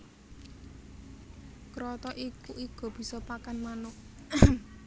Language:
Javanese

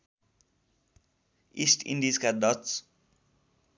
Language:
Nepali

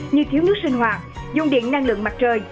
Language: Vietnamese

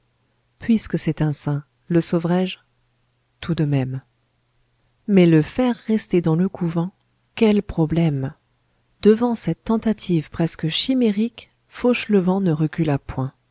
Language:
French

